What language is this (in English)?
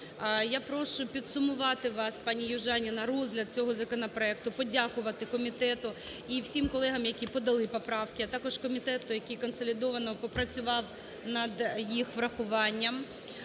Ukrainian